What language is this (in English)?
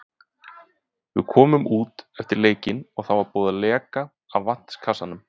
Icelandic